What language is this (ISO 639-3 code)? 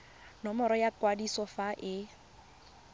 tsn